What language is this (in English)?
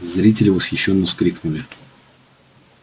Russian